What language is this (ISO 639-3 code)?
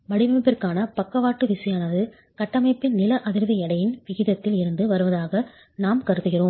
tam